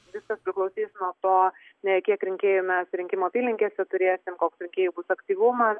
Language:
Lithuanian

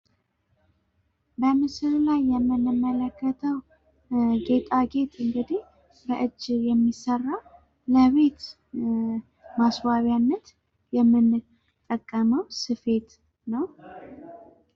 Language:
Amharic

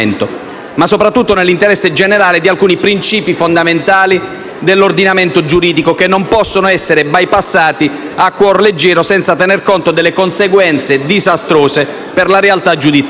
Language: Italian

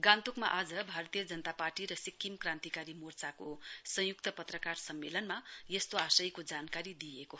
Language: Nepali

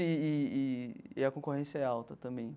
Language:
Portuguese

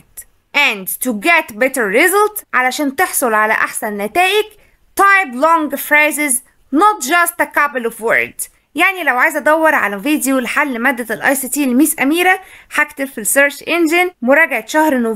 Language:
Arabic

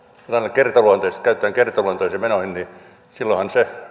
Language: Finnish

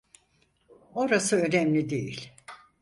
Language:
Turkish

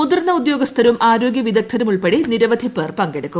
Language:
Malayalam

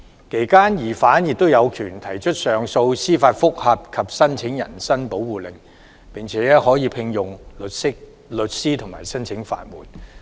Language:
Cantonese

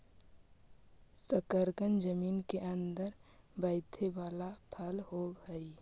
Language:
Magahi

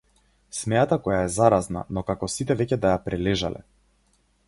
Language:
Macedonian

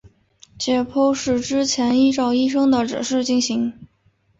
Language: Chinese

